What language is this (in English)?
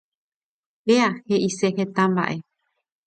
Guarani